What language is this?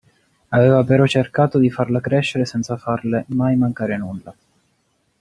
Italian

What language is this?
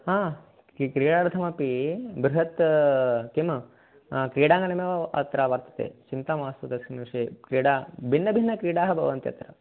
Sanskrit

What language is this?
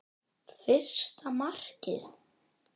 Icelandic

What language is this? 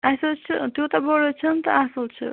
Kashmiri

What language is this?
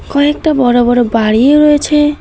Bangla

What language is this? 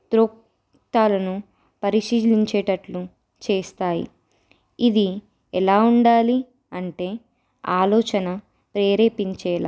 Telugu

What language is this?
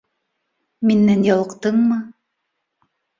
Bashkir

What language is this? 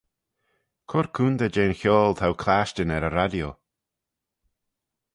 Manx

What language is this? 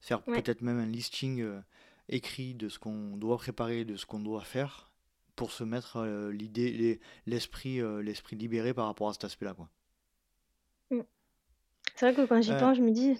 French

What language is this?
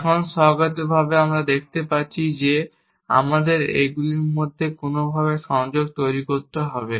Bangla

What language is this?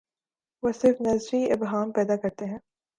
Urdu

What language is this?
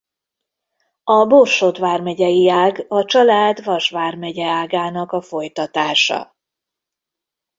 Hungarian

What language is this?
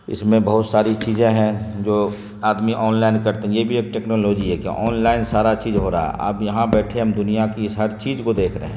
Urdu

